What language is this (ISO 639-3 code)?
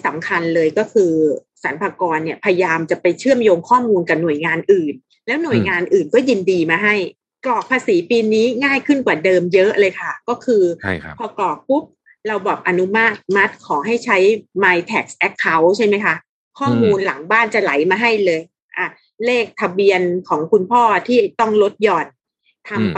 tha